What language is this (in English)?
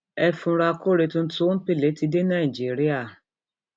Yoruba